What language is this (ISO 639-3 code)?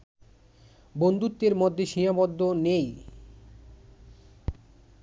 ben